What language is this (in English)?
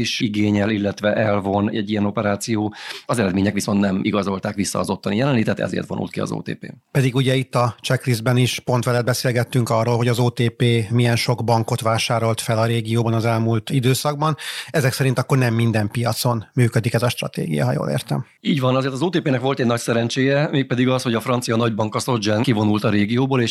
Hungarian